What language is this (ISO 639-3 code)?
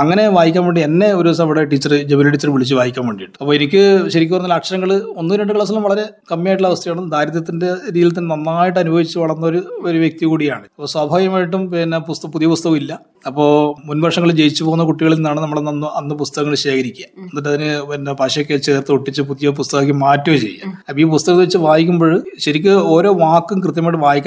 mal